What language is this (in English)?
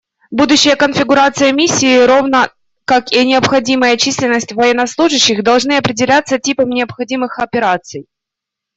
Russian